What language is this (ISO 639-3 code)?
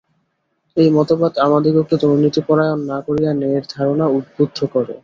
ben